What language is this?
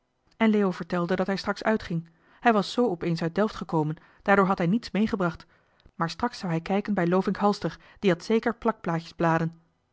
Dutch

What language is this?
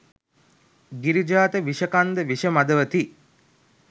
Sinhala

